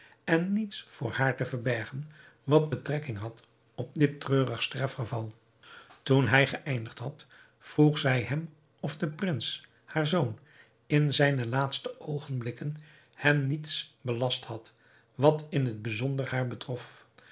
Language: Dutch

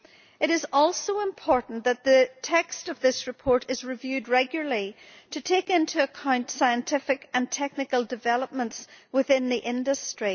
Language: English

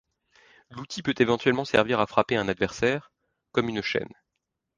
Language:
French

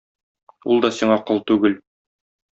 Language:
Tatar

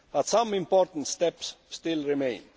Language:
English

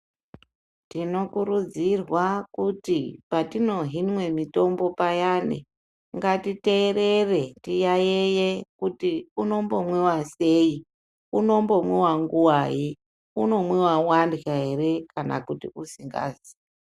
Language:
Ndau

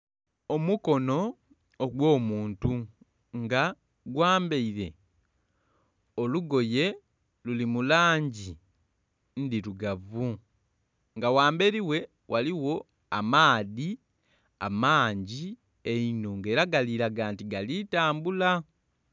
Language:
Soga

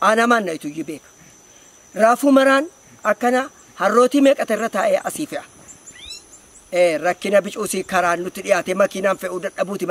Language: Arabic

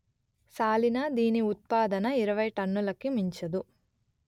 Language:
Telugu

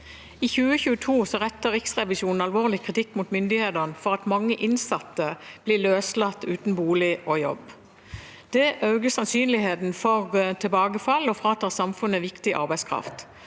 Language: Norwegian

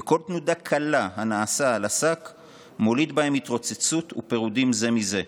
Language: Hebrew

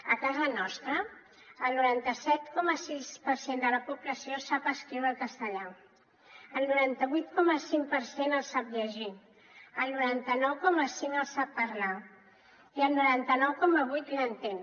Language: Catalan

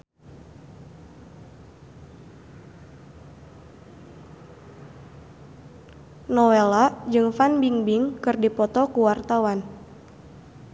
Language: Sundanese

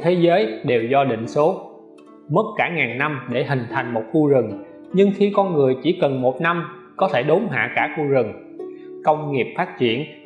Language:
Vietnamese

